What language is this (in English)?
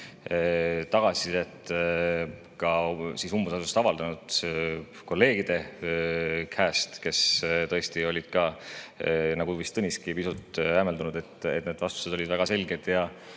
Estonian